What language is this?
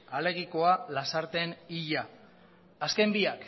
Basque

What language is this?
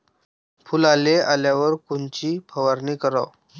Marathi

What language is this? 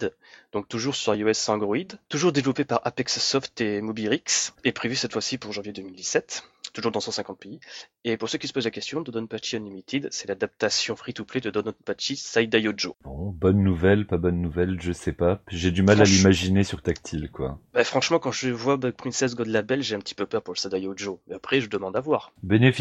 French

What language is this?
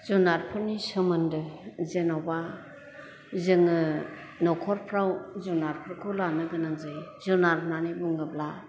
Bodo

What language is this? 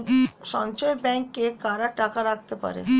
Bangla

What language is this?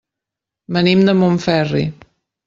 Catalan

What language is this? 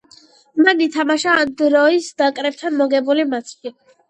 Georgian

